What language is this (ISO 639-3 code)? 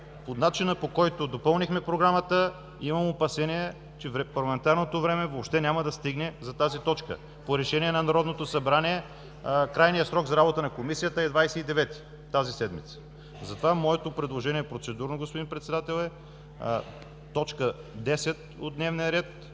bul